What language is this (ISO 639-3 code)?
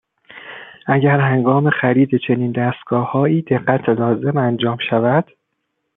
fas